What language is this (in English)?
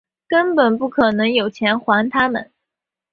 Chinese